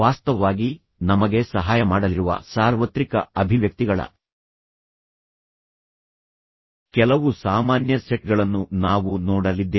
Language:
Kannada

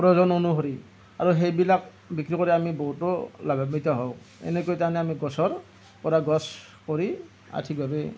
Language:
Assamese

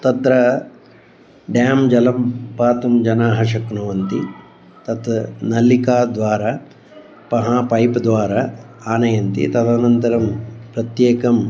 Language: Sanskrit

